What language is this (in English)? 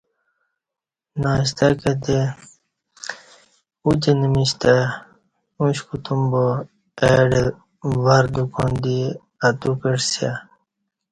Kati